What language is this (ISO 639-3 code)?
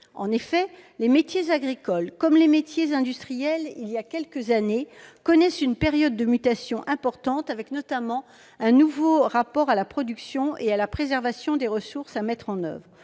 fra